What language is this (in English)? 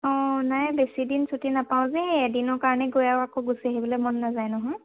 Assamese